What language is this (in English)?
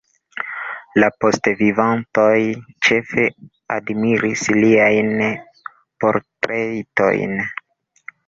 Esperanto